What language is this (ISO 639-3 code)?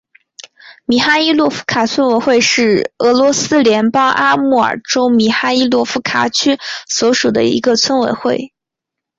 zho